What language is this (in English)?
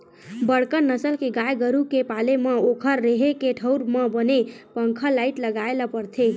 Chhattisgarhi